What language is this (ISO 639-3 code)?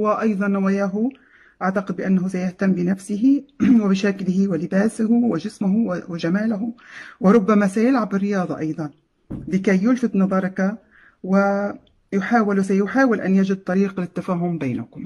ara